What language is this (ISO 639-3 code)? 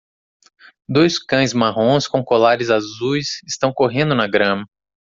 por